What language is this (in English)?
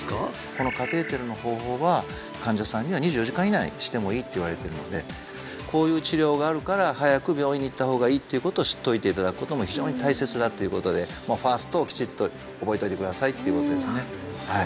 Japanese